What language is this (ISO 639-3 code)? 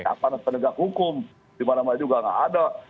ind